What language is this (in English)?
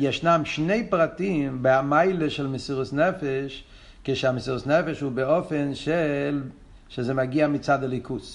Hebrew